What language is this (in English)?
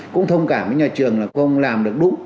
Vietnamese